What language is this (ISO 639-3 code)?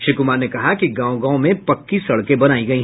hin